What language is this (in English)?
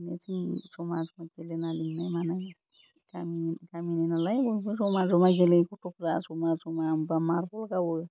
Bodo